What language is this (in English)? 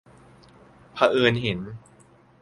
Thai